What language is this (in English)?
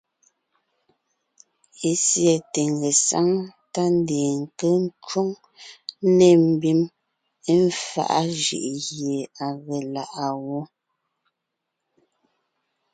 Ngiemboon